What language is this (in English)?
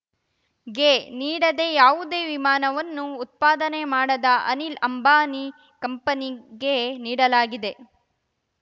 Kannada